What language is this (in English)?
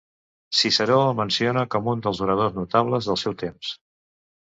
Catalan